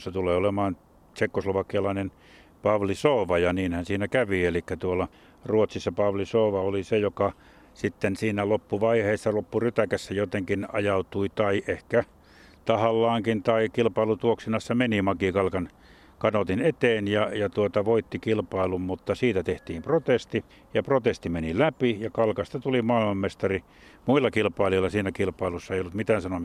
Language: Finnish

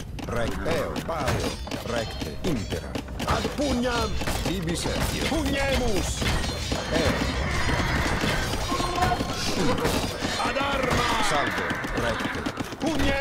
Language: Italian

